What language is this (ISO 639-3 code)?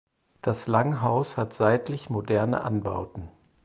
deu